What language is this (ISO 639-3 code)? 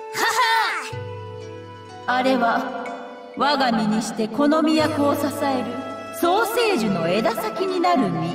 jpn